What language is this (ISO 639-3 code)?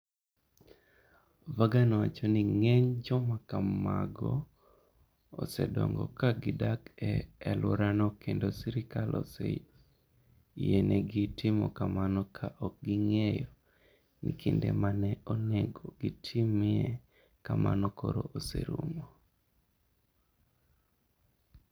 luo